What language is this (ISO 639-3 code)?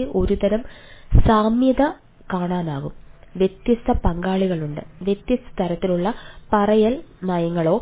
mal